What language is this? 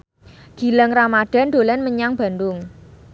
Javanese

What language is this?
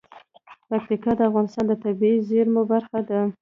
Pashto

